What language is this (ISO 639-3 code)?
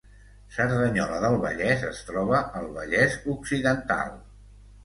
cat